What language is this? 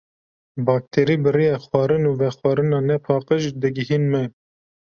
Kurdish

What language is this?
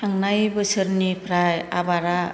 Bodo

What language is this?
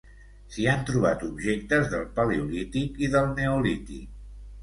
Catalan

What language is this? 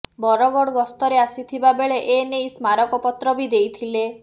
Odia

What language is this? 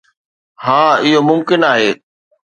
Sindhi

